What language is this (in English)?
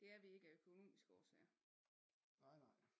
Danish